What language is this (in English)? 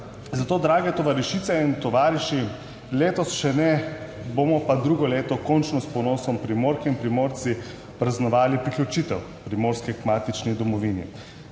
Slovenian